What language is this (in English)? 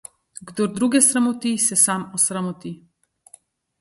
Slovenian